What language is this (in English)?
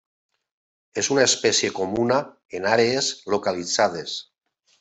Catalan